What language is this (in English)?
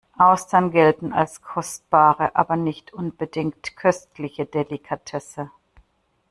German